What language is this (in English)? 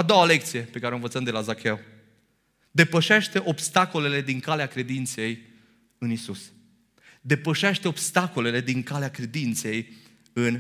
Romanian